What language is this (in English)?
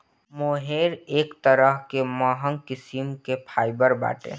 Bhojpuri